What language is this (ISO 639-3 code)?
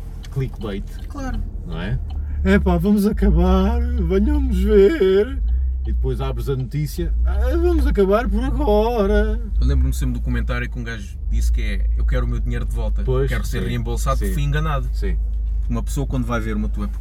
por